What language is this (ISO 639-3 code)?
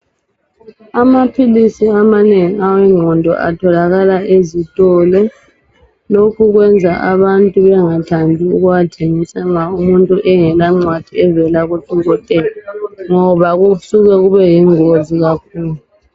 nde